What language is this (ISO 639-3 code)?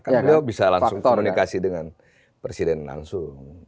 ind